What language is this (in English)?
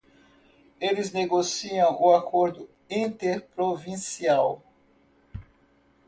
Portuguese